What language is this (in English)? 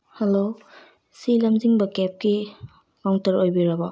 Manipuri